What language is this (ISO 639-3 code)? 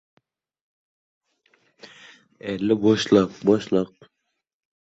uzb